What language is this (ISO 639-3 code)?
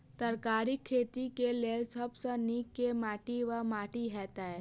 mai